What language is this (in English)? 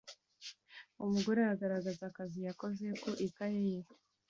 Kinyarwanda